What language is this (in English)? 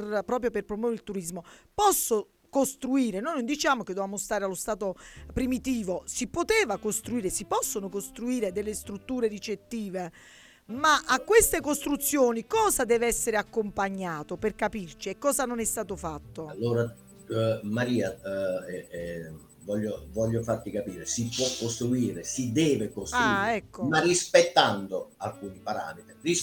Italian